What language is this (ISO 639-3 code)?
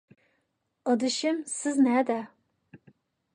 uig